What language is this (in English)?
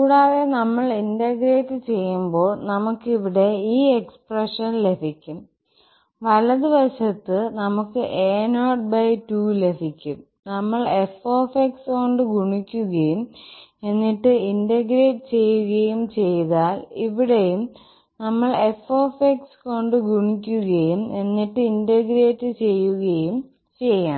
Malayalam